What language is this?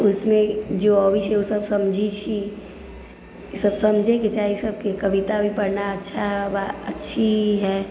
Maithili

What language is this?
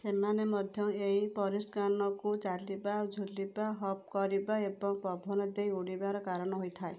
Odia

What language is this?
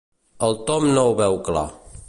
Catalan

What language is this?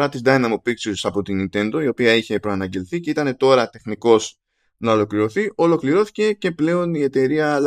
Greek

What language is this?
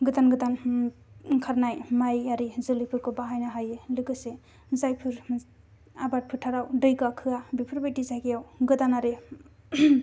Bodo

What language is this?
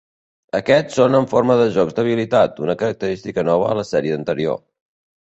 Catalan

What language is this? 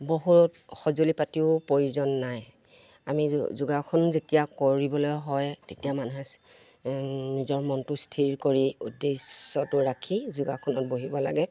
Assamese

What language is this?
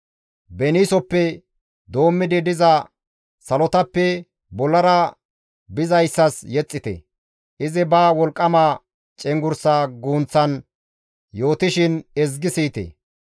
Gamo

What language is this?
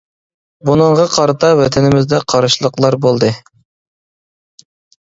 Uyghur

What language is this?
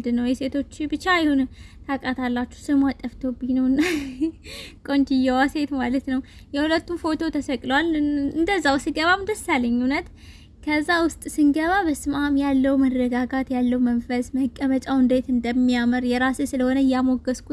Amharic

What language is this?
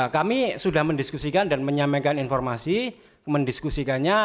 Indonesian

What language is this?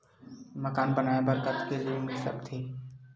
Chhattisgarhi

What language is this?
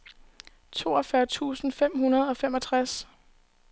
Danish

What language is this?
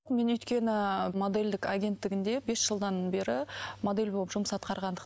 Kazakh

